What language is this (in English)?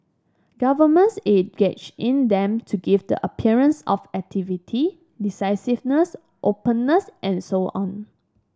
English